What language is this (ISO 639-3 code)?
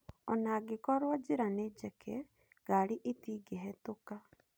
kik